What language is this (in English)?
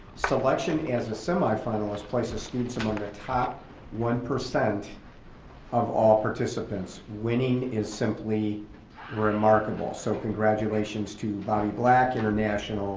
English